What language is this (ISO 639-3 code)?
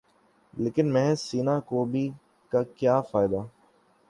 urd